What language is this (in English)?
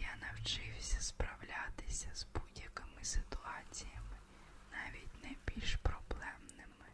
Ukrainian